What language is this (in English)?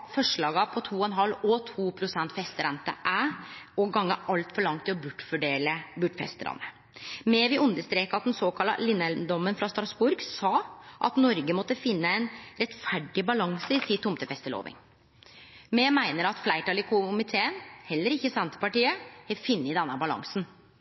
Norwegian Nynorsk